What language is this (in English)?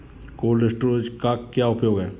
Hindi